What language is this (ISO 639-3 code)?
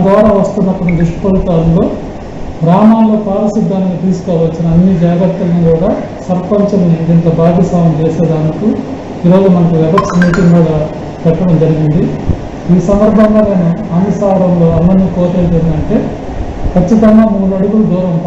ind